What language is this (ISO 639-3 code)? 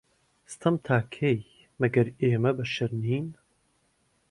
ckb